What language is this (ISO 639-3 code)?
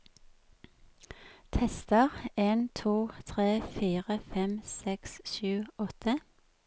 nor